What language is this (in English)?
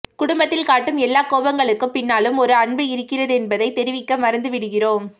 Tamil